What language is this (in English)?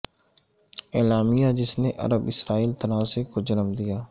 Urdu